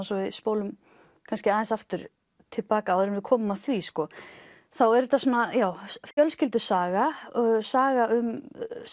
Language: Icelandic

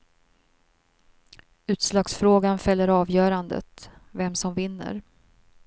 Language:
Swedish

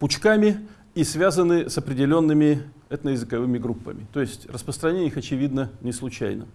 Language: Russian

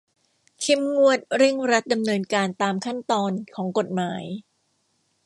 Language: Thai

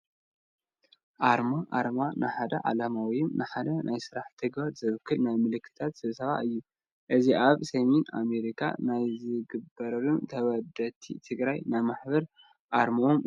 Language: Tigrinya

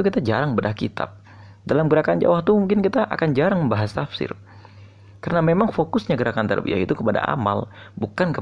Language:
Indonesian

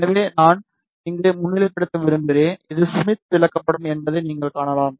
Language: Tamil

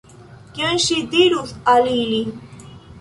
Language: Esperanto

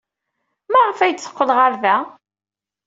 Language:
Kabyle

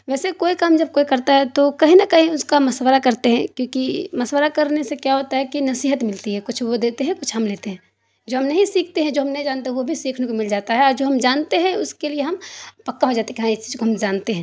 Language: Urdu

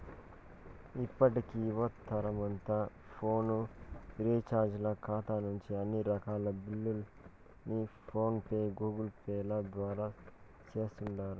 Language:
Telugu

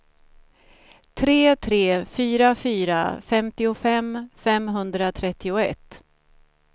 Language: Swedish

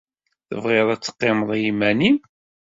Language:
Kabyle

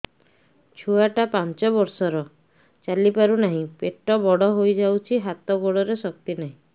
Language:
Odia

